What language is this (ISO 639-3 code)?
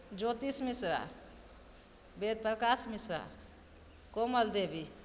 mai